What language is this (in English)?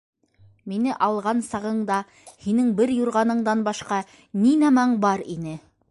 Bashkir